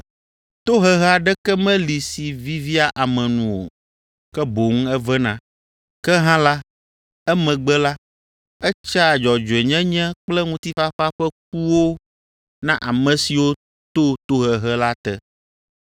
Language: Ewe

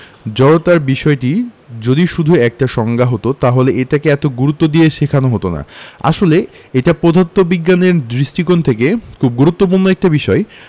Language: Bangla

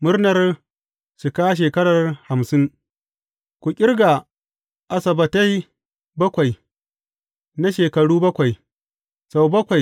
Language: Hausa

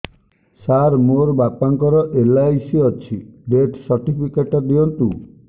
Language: Odia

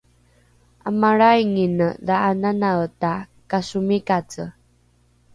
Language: Rukai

